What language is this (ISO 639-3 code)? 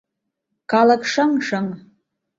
chm